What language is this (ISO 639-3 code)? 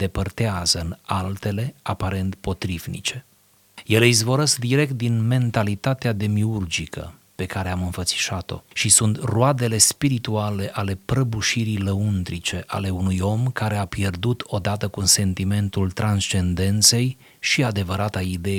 ron